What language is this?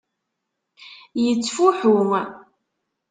Kabyle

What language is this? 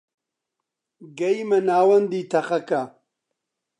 Central Kurdish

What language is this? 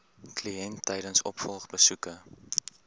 Afrikaans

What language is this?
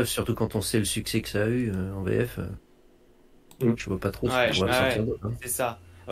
French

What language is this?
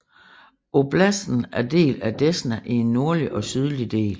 Danish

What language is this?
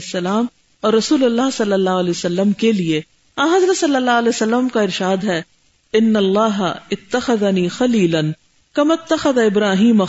Urdu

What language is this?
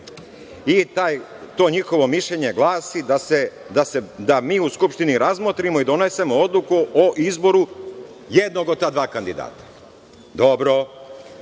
Serbian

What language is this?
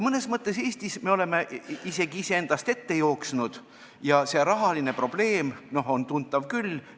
Estonian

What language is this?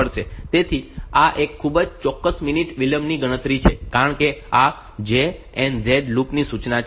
Gujarati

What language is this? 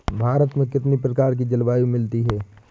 Hindi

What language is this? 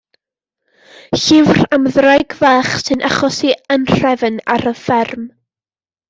Welsh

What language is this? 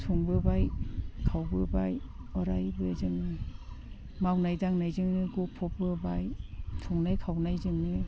Bodo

